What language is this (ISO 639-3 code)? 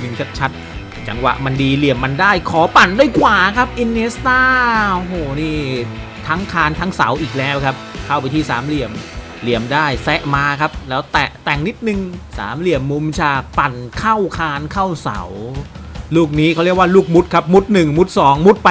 tha